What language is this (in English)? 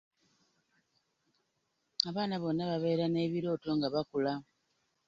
Ganda